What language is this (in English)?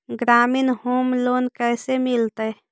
Magahi